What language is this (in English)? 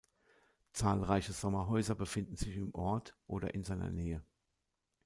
German